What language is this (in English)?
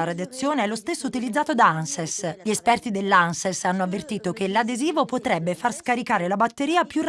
Italian